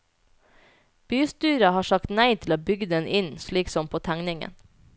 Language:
Norwegian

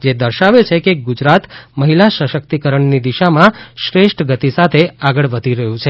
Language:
Gujarati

